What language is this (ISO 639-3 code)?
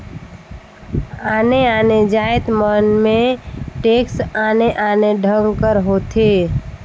hne